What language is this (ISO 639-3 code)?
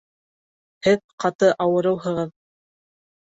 bak